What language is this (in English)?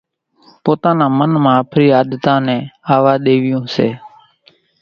Kachi Koli